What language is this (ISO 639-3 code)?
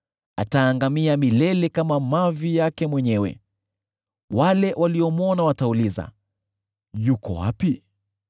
swa